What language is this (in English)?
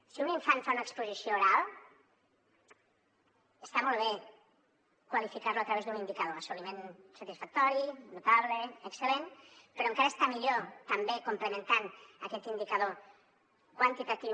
Catalan